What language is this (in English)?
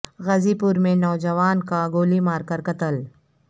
Urdu